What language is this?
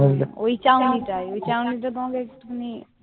Bangla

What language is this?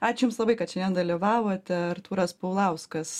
Lithuanian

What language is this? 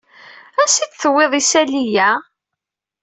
Kabyle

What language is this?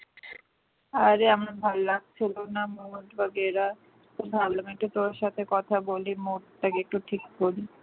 Bangla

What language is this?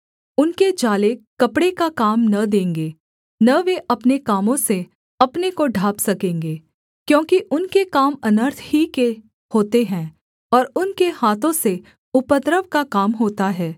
Hindi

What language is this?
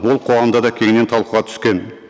Kazakh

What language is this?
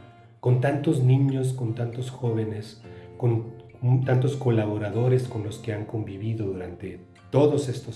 Spanish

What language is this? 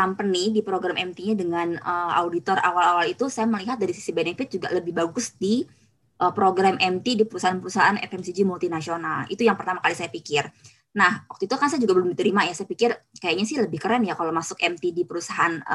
Indonesian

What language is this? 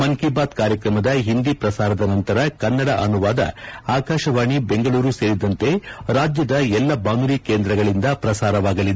Kannada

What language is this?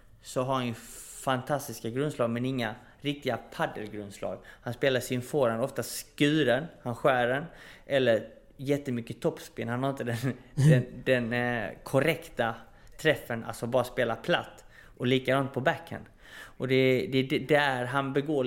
Swedish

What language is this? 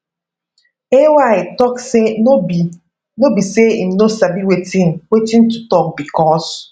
Nigerian Pidgin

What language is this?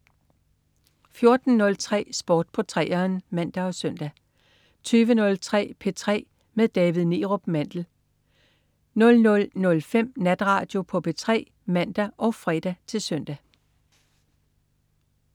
Danish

